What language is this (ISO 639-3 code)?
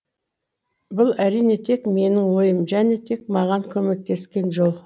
kaz